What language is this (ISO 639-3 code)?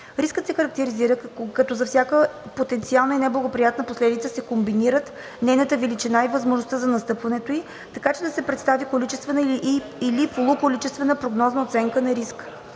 bul